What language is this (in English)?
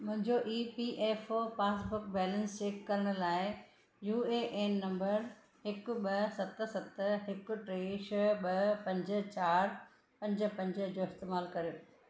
Sindhi